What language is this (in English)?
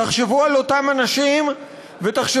Hebrew